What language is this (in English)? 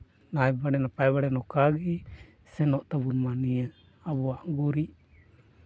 Santali